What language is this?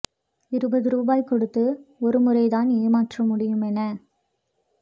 Tamil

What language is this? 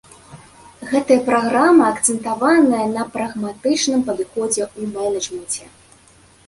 Belarusian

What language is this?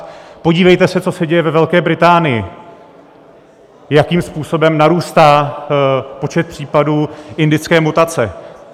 Czech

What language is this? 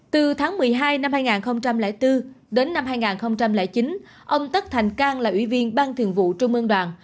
Vietnamese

